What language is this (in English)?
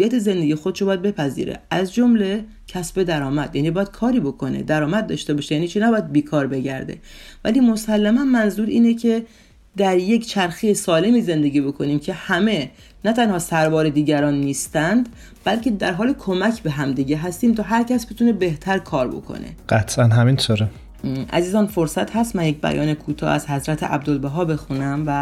Persian